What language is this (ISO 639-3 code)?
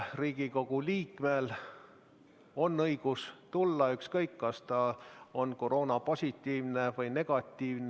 est